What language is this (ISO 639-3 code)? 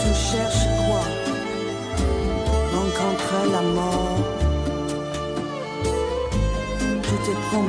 zho